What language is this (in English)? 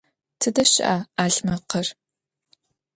Adyghe